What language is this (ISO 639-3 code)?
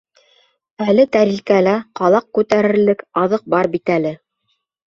bak